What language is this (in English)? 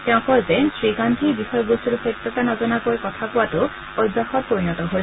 Assamese